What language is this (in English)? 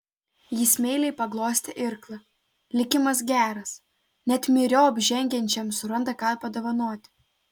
Lithuanian